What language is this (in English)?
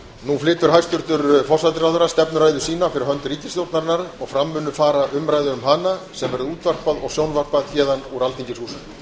Icelandic